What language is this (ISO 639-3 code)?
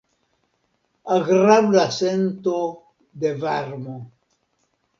epo